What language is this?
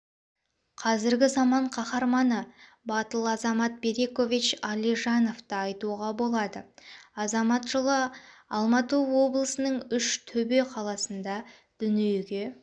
Kazakh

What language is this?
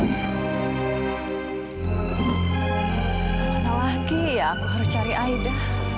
Indonesian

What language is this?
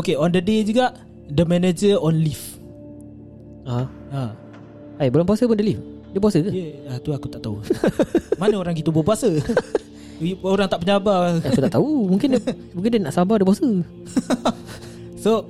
Malay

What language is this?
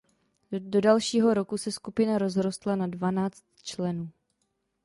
Czech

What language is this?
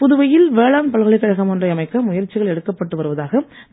Tamil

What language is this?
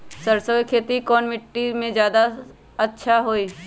Magahi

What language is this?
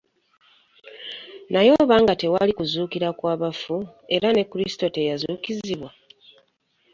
Ganda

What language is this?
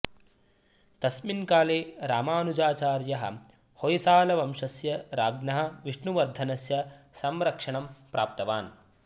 Sanskrit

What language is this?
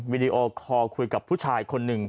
Thai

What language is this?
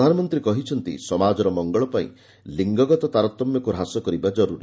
Odia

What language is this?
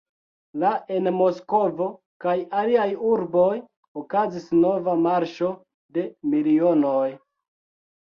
Esperanto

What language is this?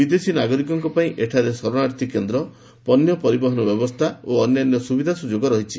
Odia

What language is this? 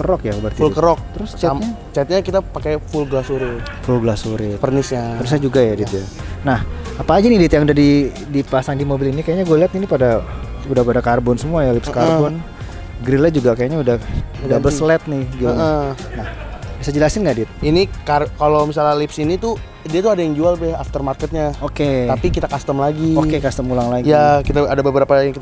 Indonesian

